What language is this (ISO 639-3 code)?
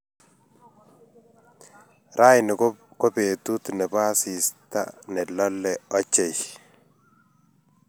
kln